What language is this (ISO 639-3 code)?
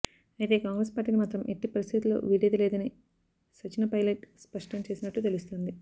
tel